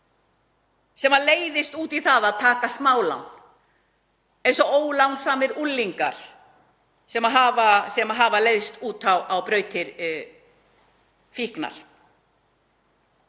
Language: Icelandic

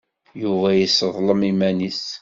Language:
Kabyle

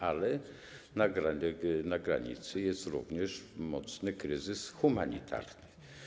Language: Polish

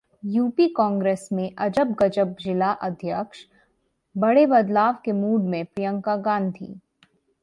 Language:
Hindi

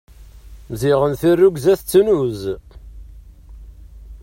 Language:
Kabyle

